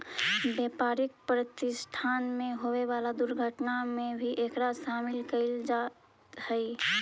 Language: Magahi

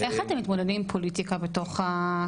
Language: Hebrew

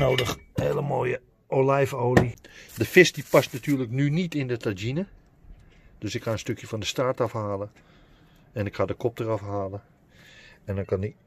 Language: Dutch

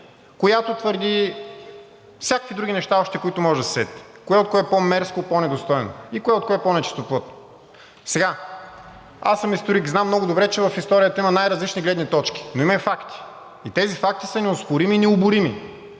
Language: Bulgarian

